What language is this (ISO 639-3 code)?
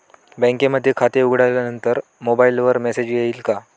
mar